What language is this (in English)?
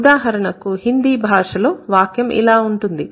Telugu